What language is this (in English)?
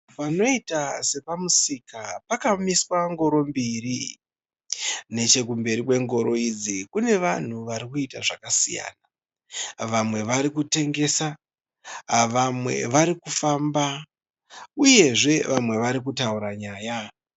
Shona